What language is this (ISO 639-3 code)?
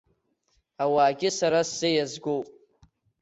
abk